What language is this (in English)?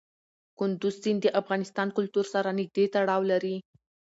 Pashto